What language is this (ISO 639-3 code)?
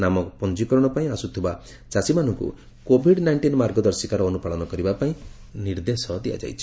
ori